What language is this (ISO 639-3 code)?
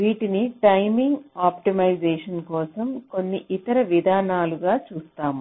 tel